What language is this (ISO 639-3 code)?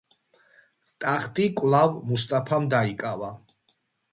kat